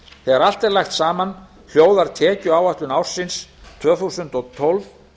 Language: Icelandic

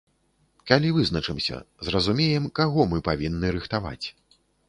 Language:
Belarusian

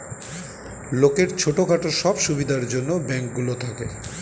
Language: Bangla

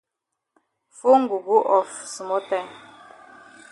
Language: Cameroon Pidgin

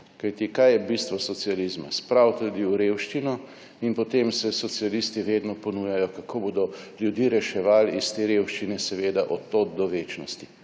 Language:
Slovenian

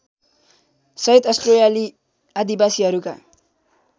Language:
Nepali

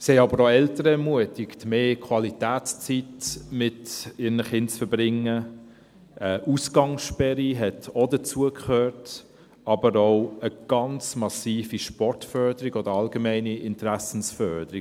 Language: Swiss German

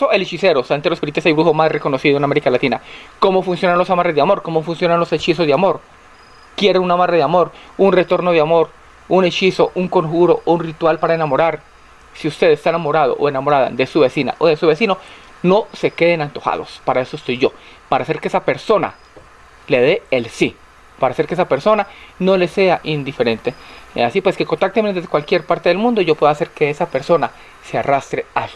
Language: Spanish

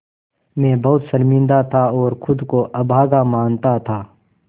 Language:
Hindi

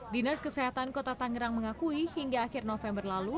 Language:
Indonesian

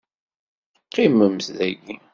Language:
Kabyle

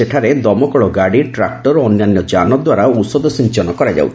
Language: Odia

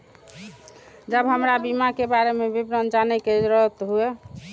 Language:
Maithili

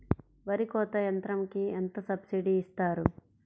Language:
Telugu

